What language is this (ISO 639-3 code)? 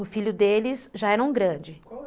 por